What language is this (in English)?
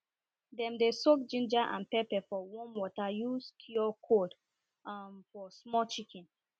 Nigerian Pidgin